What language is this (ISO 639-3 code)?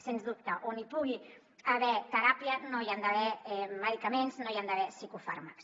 cat